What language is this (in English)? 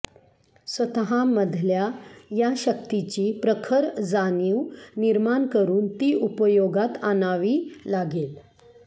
Marathi